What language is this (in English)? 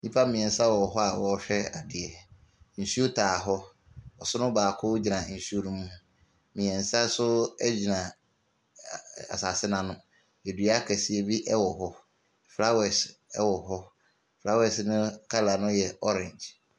Akan